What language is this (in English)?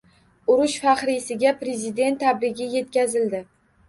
Uzbek